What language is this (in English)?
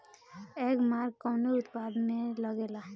Bhojpuri